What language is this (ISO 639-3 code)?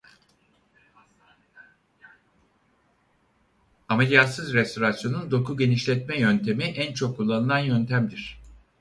tur